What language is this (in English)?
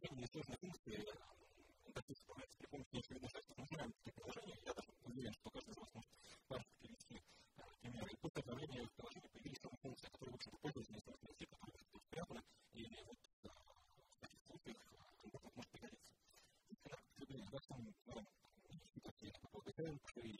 Russian